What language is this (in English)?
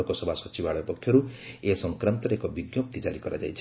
Odia